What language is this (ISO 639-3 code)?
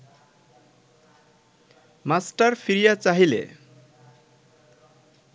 ben